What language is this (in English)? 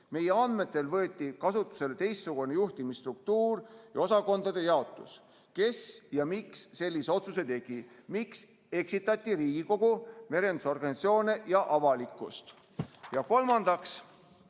Estonian